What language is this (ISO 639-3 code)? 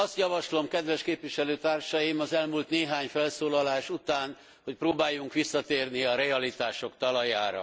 hun